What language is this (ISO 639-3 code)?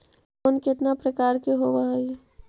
mag